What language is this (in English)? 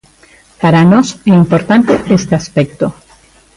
Galician